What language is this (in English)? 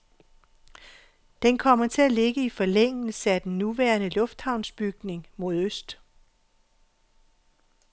Danish